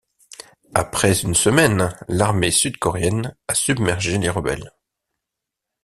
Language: French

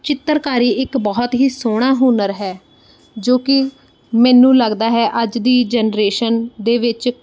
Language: Punjabi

